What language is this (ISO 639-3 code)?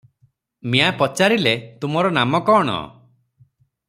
ori